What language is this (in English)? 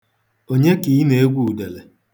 Igbo